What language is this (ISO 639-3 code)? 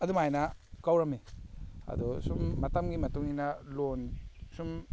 mni